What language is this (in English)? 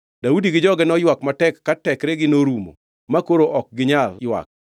Luo (Kenya and Tanzania)